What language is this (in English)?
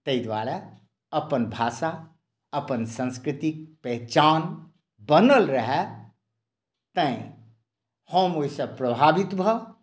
Maithili